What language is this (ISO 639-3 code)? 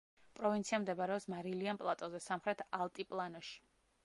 kat